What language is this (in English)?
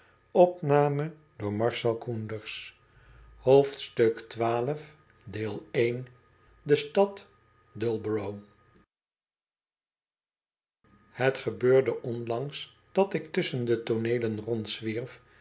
Dutch